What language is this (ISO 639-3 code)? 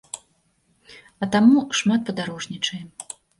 bel